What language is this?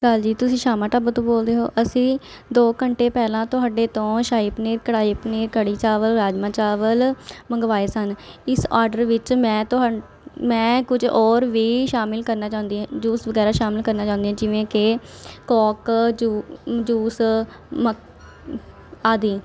Punjabi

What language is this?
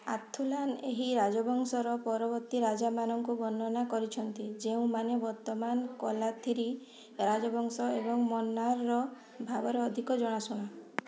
Odia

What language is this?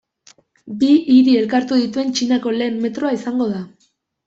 Basque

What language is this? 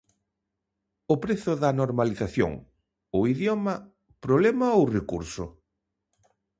Galician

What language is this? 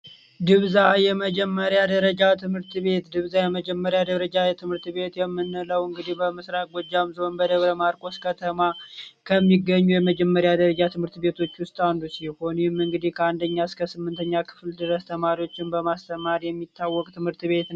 Amharic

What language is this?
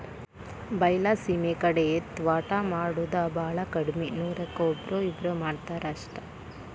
Kannada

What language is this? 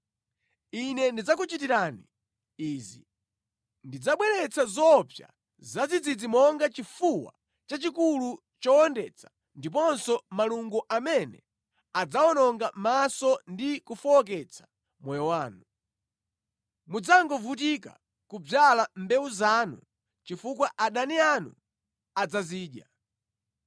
Nyanja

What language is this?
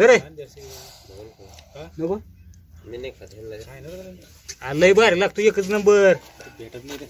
Romanian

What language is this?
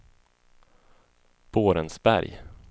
Swedish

